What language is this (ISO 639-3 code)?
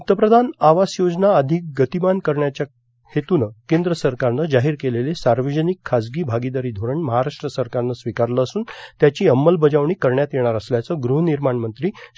mar